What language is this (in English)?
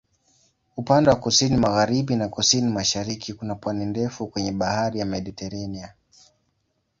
Swahili